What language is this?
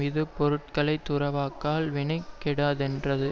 Tamil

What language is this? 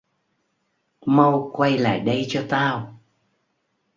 Vietnamese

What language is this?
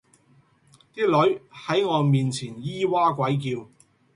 Cantonese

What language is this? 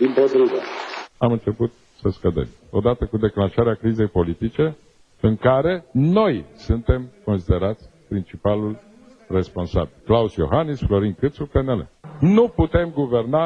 Romanian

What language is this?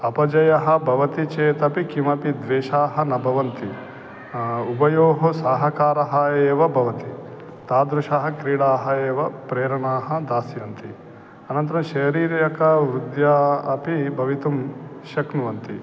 Sanskrit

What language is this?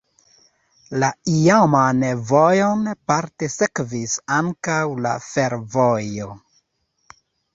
Esperanto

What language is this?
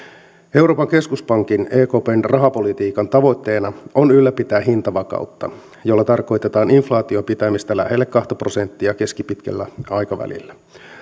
Finnish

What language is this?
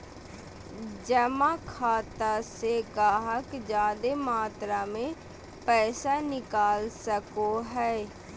Magahi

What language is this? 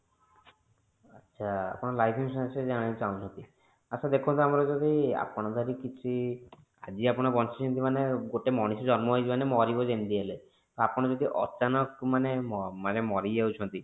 Odia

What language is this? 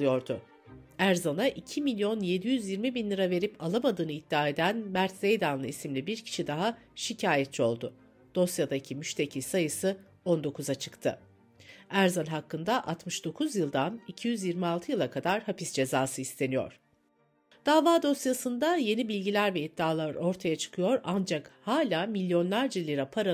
Turkish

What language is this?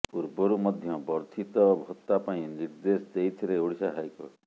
Odia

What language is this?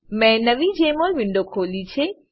Gujarati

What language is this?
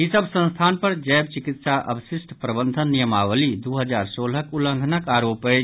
Maithili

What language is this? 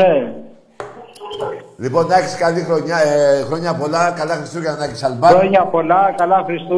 Greek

